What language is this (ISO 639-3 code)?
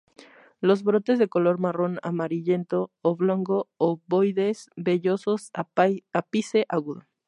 spa